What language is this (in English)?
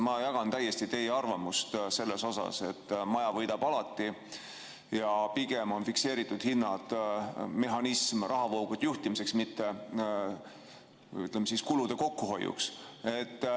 Estonian